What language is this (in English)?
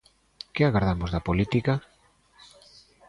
Galician